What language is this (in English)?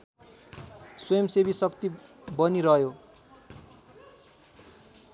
Nepali